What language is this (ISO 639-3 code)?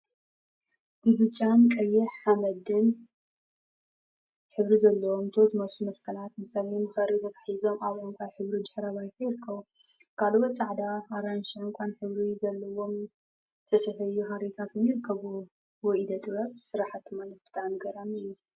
tir